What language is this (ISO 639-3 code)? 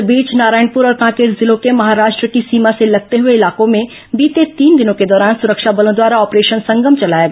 hin